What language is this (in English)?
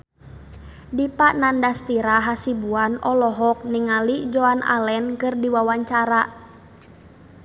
Sundanese